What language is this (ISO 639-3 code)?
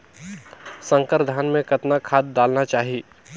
hne